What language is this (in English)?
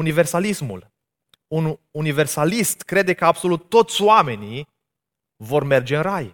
Romanian